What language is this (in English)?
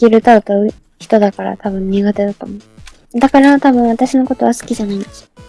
Japanese